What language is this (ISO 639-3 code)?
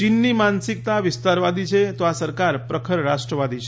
guj